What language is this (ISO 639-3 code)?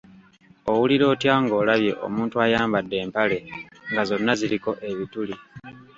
lug